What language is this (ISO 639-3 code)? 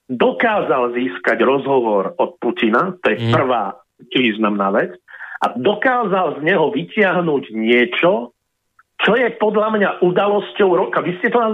slk